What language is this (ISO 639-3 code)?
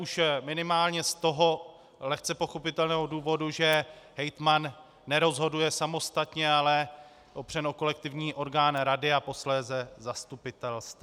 ces